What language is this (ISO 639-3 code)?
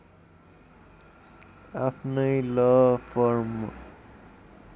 nep